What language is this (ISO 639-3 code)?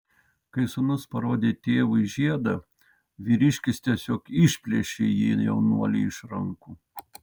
lit